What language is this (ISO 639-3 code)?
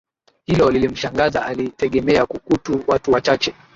swa